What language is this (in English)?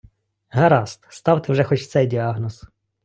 Ukrainian